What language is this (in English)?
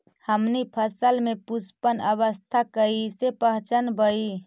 Magahi